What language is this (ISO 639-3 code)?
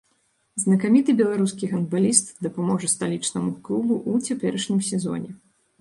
bel